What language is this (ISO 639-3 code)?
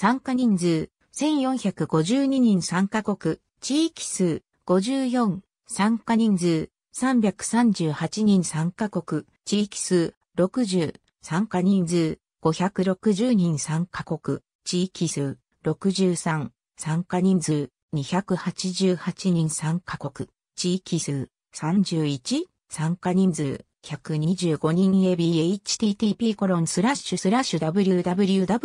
jpn